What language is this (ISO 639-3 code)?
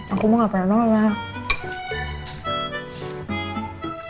ind